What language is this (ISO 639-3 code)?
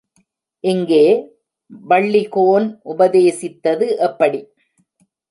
tam